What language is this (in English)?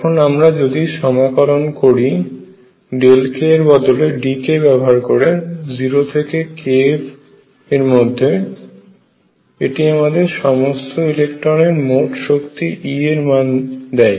Bangla